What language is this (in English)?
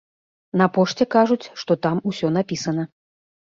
Belarusian